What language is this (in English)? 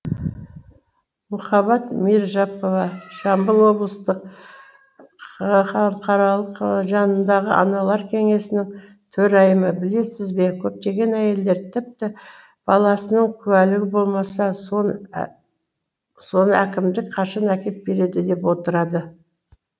Kazakh